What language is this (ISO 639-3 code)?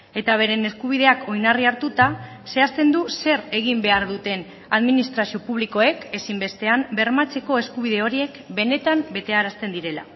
eus